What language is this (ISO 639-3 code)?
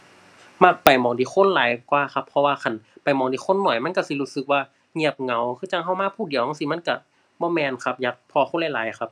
tha